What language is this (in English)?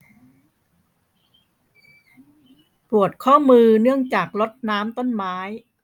Thai